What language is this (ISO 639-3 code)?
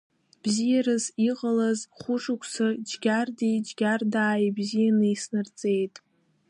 abk